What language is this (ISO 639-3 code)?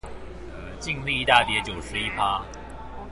zho